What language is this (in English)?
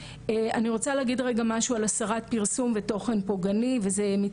Hebrew